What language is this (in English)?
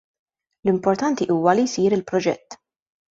Maltese